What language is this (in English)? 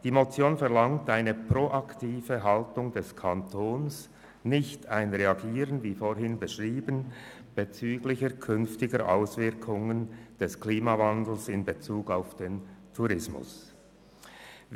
Swiss German